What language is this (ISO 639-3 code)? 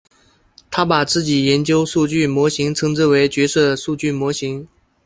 zho